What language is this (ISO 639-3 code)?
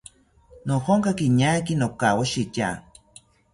cpy